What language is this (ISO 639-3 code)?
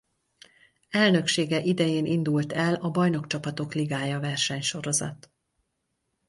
hun